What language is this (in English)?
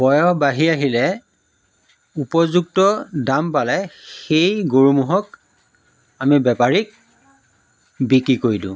Assamese